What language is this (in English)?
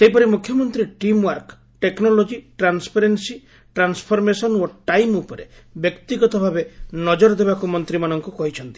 Odia